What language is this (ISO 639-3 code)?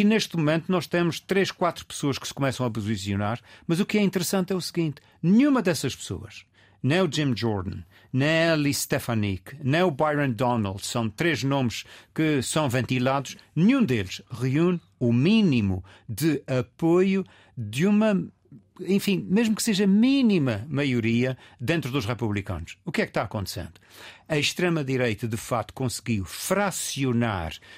por